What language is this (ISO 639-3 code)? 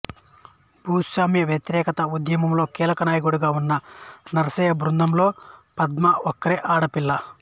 tel